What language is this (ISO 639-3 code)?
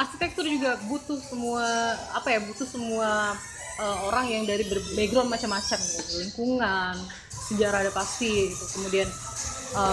ind